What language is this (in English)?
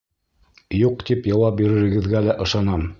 Bashkir